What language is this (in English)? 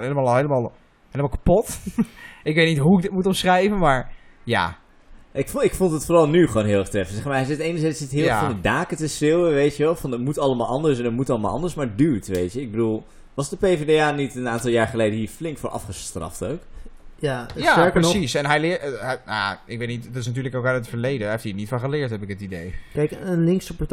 Dutch